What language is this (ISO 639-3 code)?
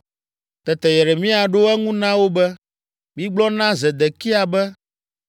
ewe